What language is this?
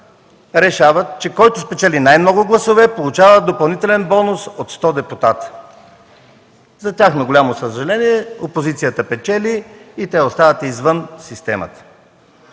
Bulgarian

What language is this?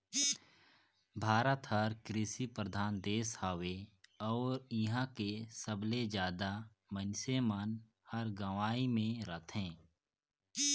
Chhattisgarhi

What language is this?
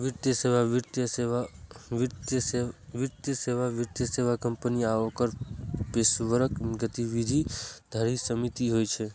Maithili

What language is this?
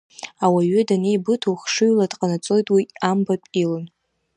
Abkhazian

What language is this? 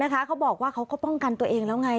Thai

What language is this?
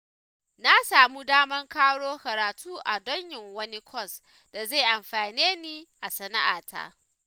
Hausa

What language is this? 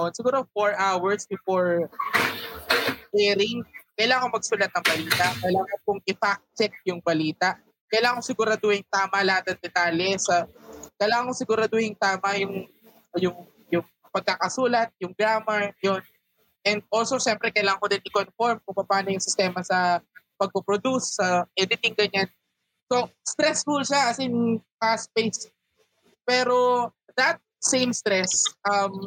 Filipino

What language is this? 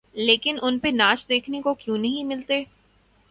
Urdu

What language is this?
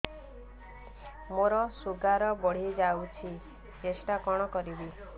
Odia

